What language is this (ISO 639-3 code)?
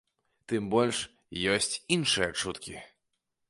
bel